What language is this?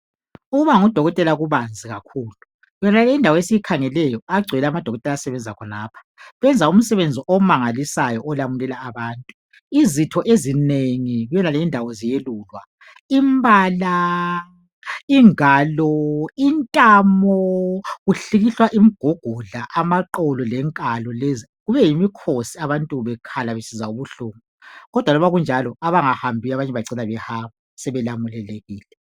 North Ndebele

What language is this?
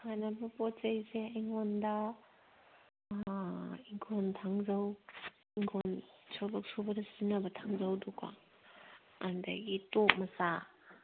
Manipuri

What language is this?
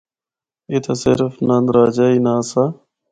Northern Hindko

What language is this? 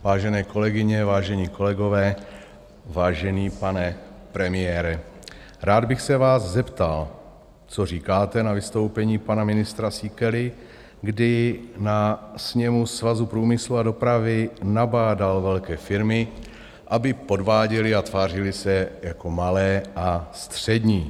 Czech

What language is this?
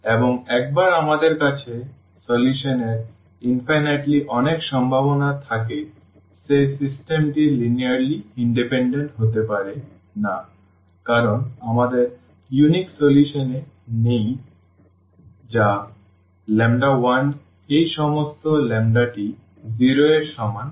Bangla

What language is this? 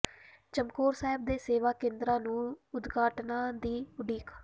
Punjabi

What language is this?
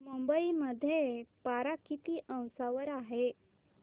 Marathi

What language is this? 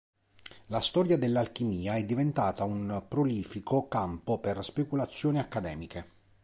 Italian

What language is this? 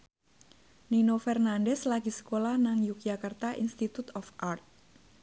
Javanese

